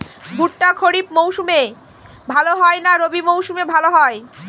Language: Bangla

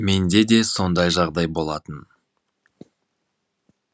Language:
Kazakh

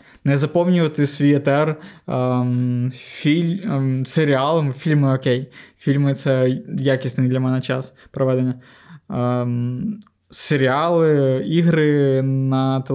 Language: Ukrainian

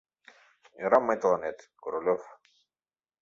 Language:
Mari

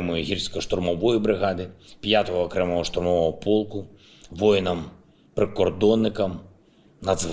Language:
Ukrainian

